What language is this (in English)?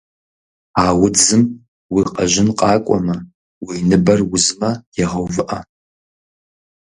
Kabardian